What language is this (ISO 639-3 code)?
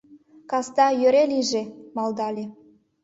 chm